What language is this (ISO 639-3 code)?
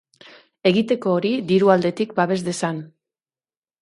eus